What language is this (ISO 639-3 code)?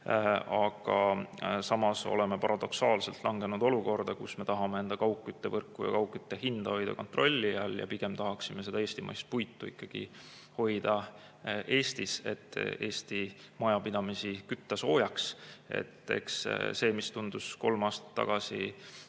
est